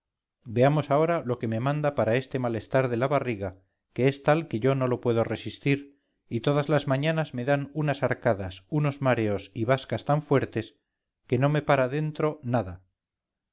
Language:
Spanish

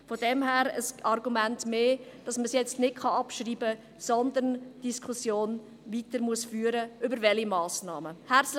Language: Swiss German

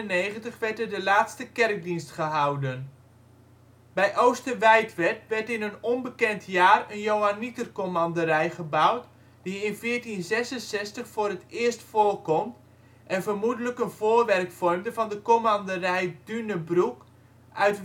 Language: Dutch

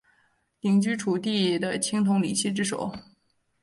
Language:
Chinese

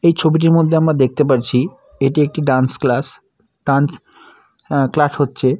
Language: Bangla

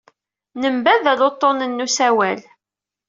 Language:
Kabyle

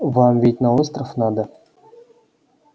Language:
Russian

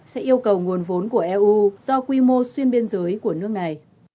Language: Vietnamese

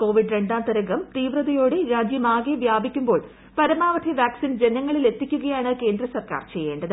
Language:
Malayalam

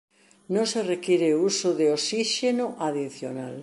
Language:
Galician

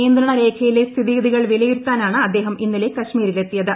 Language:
Malayalam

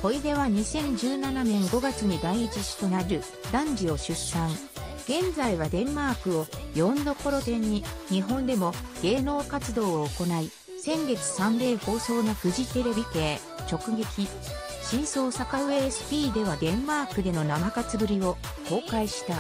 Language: Japanese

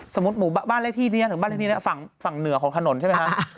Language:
Thai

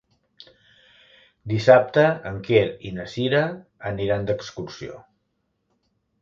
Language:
Catalan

